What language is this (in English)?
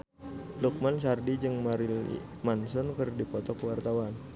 Sundanese